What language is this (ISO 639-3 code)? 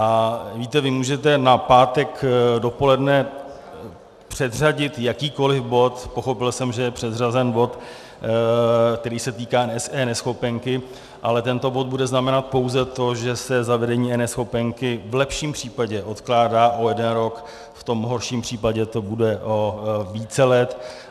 ces